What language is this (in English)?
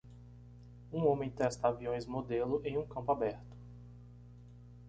Portuguese